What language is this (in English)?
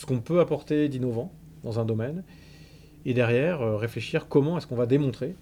French